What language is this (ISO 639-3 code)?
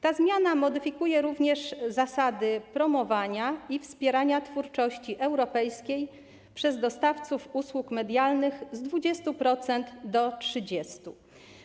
pol